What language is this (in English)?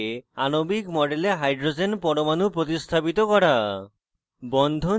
Bangla